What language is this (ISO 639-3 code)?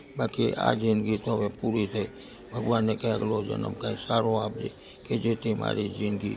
guj